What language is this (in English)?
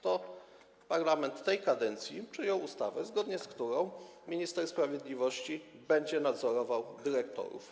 Polish